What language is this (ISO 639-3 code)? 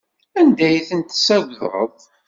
kab